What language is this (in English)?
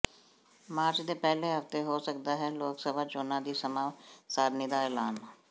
Punjabi